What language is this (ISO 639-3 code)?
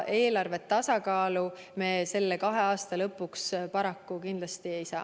est